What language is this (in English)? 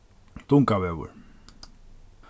Faroese